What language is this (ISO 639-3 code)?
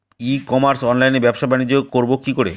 ben